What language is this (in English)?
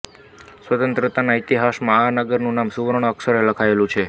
Gujarati